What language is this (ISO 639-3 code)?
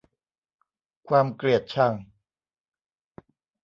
tha